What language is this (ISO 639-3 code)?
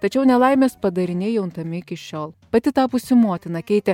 lit